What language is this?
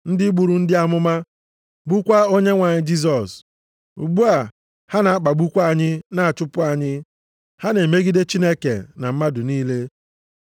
Igbo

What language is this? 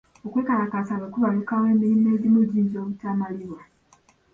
Ganda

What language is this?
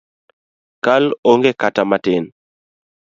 Luo (Kenya and Tanzania)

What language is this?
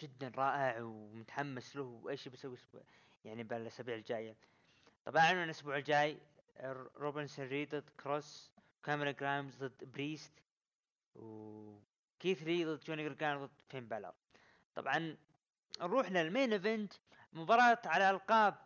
Arabic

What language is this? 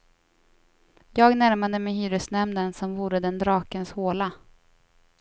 Swedish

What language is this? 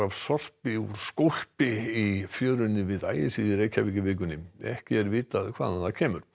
Icelandic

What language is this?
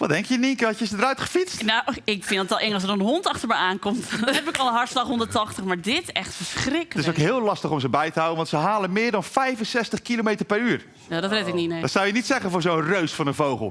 Dutch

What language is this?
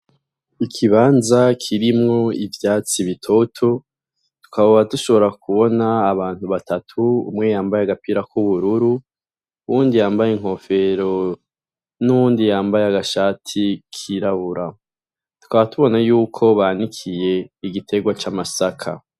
Rundi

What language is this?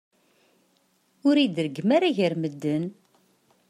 Kabyle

